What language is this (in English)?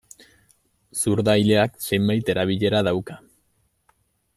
Basque